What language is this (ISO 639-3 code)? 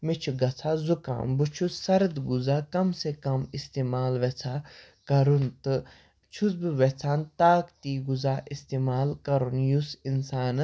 kas